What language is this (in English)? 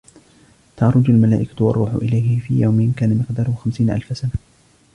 Arabic